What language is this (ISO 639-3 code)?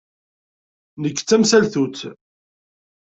kab